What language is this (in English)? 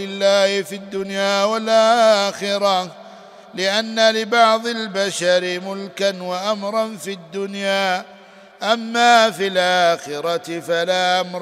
Arabic